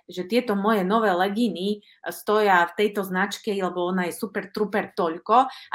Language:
Slovak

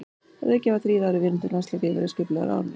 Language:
Icelandic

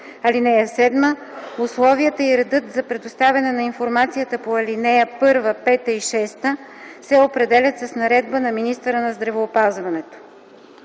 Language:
Bulgarian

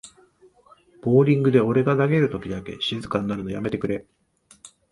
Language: Japanese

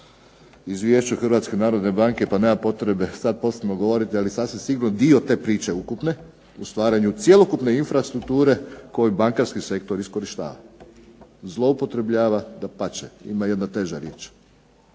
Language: Croatian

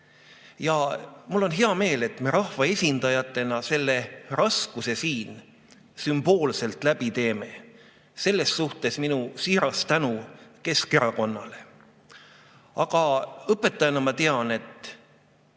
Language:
Estonian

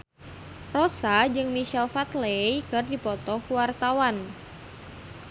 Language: Sundanese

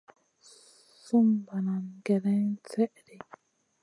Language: Masana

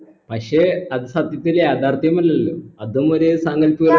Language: Malayalam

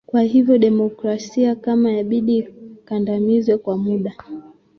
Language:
Swahili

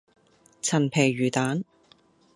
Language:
Cantonese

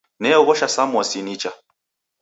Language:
Taita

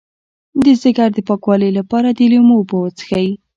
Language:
Pashto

